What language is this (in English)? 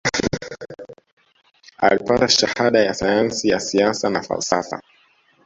Swahili